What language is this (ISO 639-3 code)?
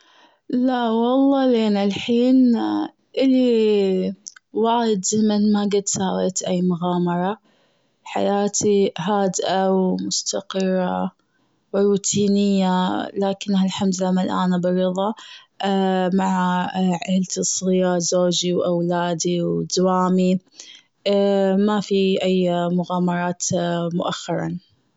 afb